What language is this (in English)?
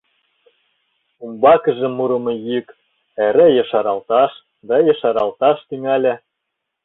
Mari